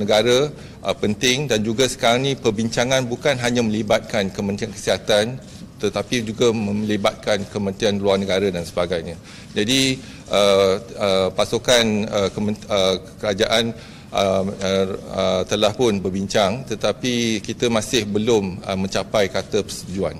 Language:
Malay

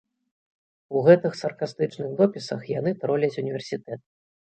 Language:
Belarusian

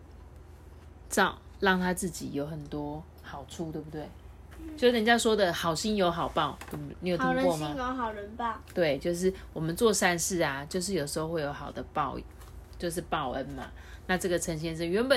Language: Chinese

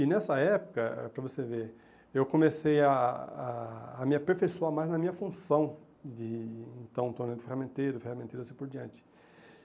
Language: Portuguese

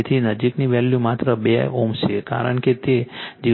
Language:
Gujarati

